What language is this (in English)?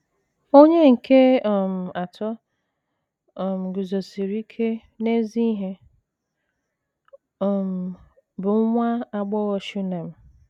Igbo